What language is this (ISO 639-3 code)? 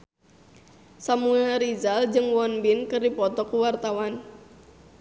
sun